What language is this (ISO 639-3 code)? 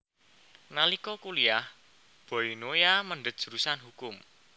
jav